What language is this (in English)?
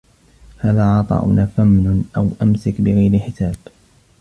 Arabic